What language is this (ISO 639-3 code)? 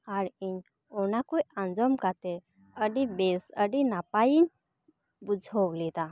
sat